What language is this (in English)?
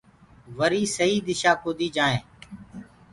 Gurgula